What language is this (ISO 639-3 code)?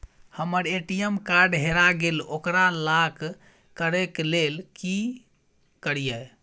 mai